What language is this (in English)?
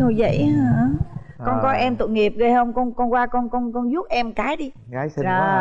Vietnamese